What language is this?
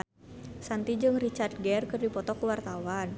Sundanese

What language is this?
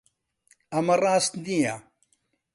Central Kurdish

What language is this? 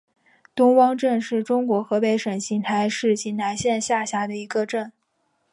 Chinese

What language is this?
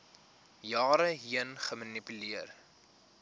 Afrikaans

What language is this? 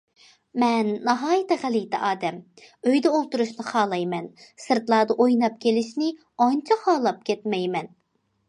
Uyghur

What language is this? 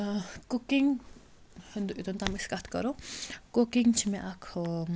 Kashmiri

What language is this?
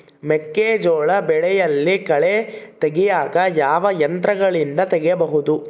Kannada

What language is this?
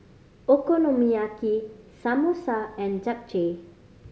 English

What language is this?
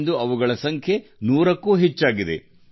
Kannada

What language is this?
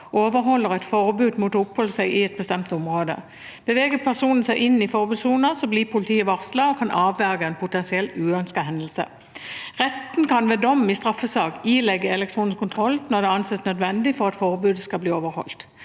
Norwegian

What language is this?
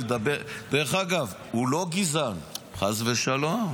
Hebrew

